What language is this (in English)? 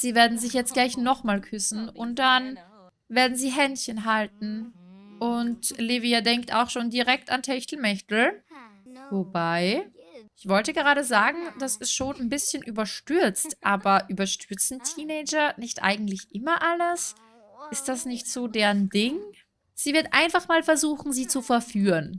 German